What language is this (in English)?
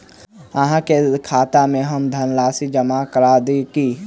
Maithili